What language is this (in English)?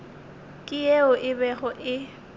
Northern Sotho